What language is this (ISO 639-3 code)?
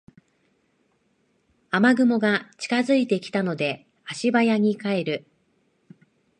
jpn